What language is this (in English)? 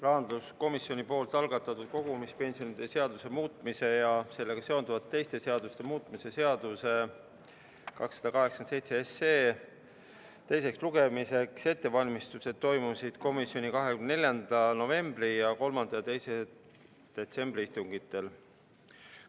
Estonian